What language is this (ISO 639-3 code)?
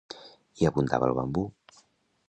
cat